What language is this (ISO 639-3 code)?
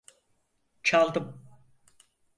tur